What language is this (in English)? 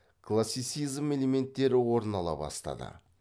Kazakh